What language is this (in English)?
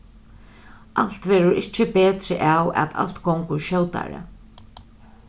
Faroese